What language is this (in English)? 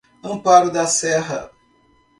Portuguese